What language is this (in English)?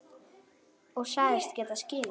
Icelandic